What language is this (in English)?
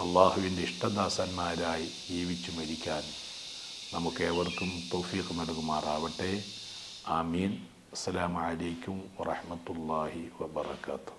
Malayalam